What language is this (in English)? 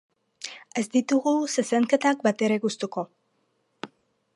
Basque